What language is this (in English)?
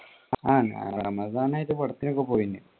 Malayalam